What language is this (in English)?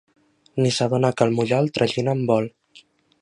Catalan